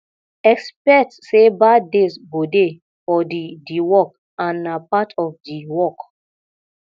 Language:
Nigerian Pidgin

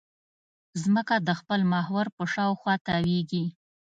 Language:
Pashto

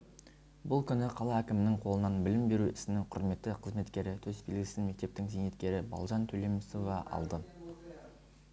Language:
Kazakh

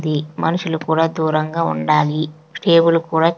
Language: Telugu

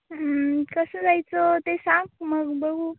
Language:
Marathi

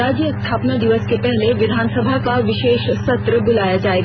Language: Hindi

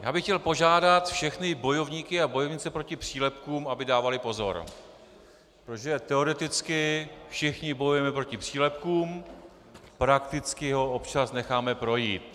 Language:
Czech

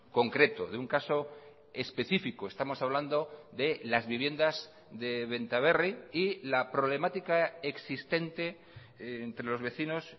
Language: Spanish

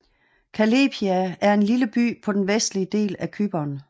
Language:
Danish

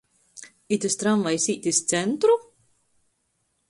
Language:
Latgalian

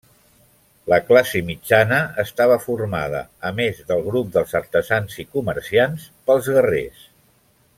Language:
Catalan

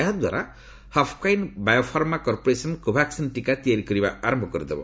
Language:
Odia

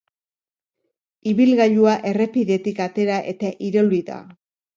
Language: Basque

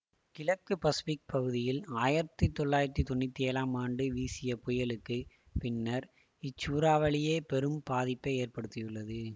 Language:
Tamil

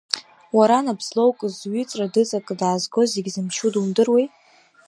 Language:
Abkhazian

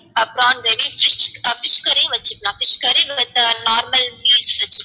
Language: Tamil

